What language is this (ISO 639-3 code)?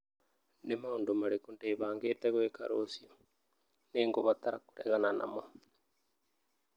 kik